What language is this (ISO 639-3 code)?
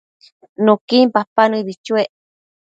mcf